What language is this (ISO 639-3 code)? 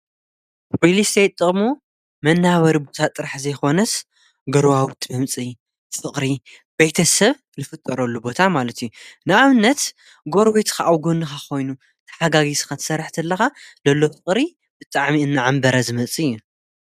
tir